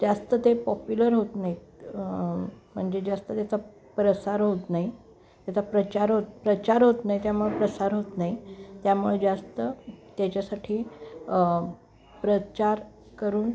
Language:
Marathi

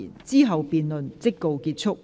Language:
Cantonese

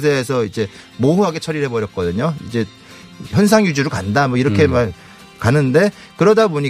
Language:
Korean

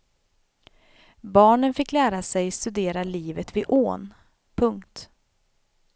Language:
Swedish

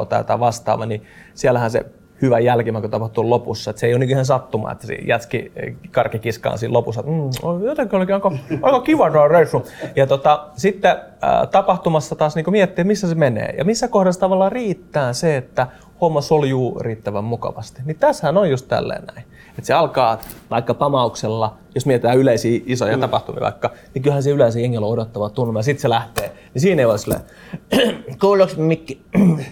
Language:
Finnish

